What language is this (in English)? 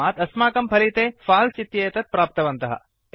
Sanskrit